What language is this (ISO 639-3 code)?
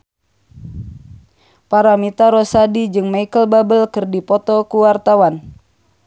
sun